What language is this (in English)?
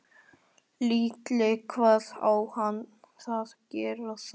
Icelandic